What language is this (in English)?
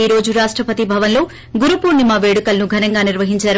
Telugu